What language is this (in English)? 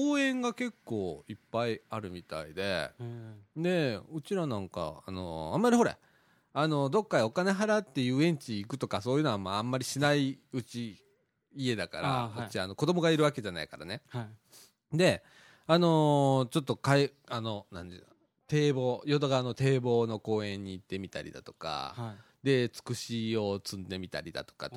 Japanese